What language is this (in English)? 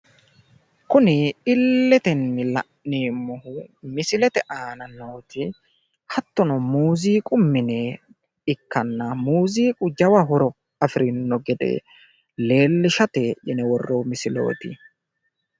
Sidamo